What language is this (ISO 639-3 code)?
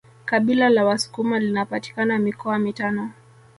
swa